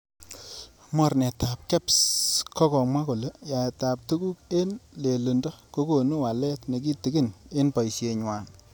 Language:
Kalenjin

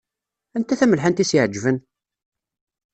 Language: Kabyle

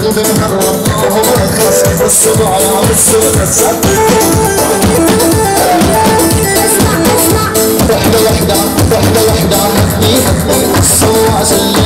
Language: Arabic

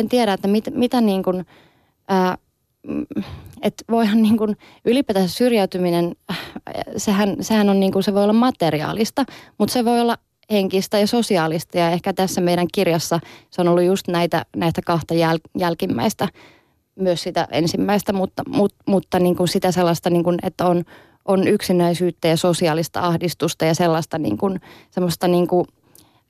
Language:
Finnish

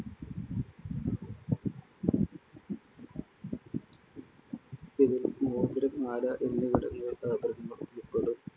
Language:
Malayalam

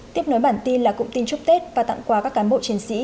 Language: Vietnamese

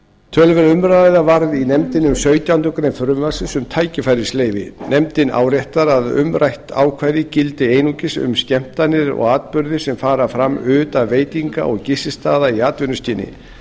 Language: Icelandic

